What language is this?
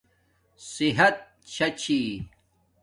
Domaaki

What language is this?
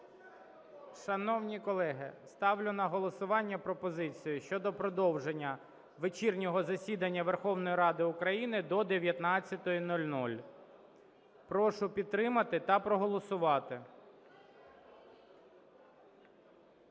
Ukrainian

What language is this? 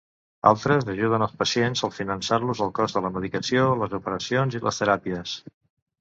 Catalan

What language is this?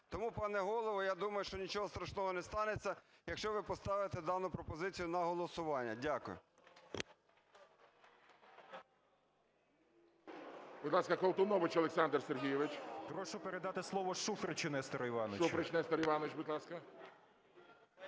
Ukrainian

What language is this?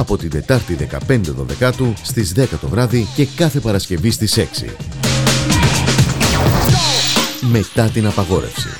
Greek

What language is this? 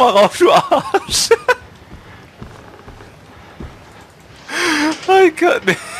German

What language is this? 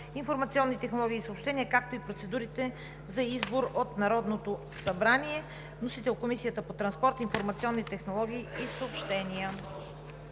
Bulgarian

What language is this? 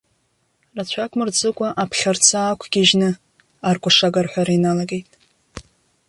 Abkhazian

